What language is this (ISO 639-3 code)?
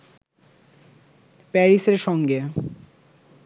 ben